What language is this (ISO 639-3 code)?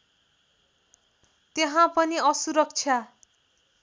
nep